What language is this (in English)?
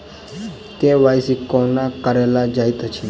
Maithili